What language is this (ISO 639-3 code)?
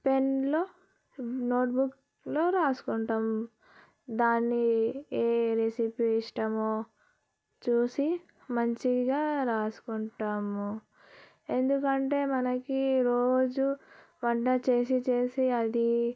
tel